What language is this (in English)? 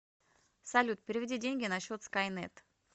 Russian